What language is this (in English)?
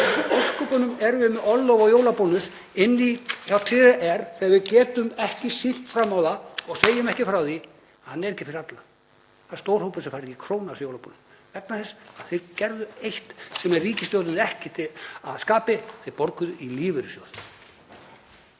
Icelandic